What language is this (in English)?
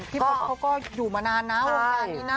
Thai